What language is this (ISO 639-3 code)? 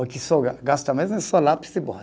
por